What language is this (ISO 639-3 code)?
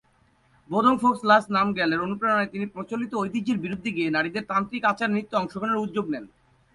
ben